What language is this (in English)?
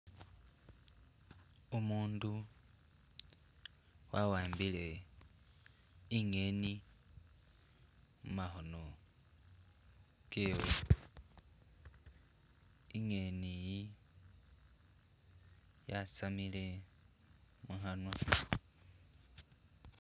Masaaba